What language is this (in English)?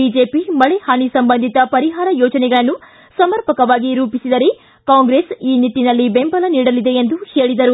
Kannada